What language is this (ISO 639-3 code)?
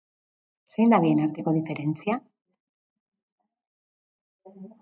eus